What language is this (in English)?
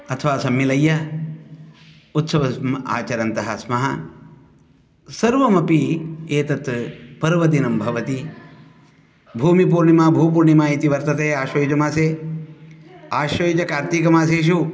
Sanskrit